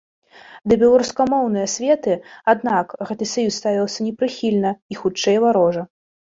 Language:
Belarusian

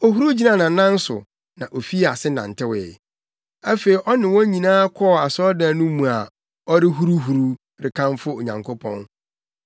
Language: Akan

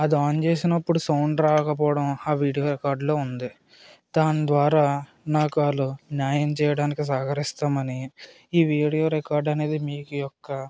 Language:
Telugu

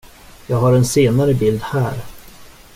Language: Swedish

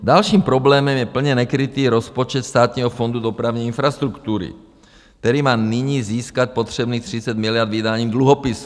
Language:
Czech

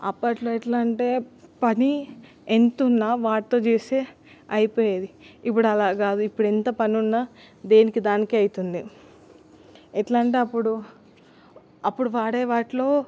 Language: Telugu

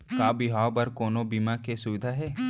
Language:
Chhattisgarhi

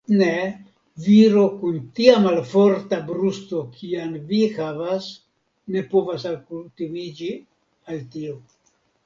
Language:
Esperanto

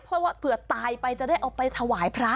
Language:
Thai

